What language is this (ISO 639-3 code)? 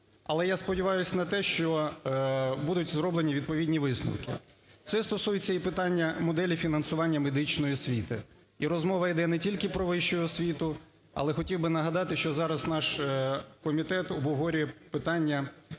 ukr